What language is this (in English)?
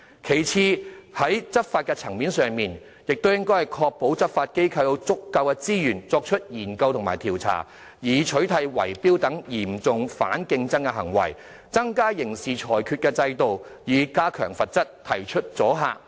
Cantonese